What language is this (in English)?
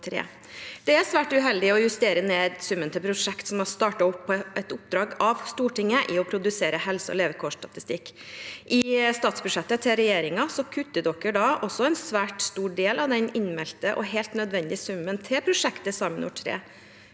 Norwegian